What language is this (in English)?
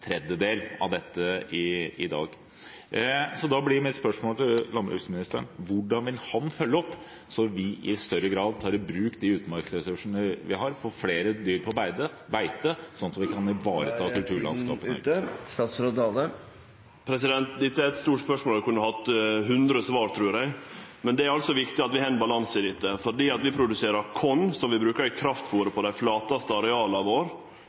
Norwegian